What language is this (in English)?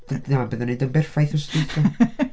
Welsh